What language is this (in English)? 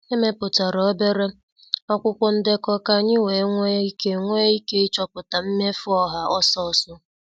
Igbo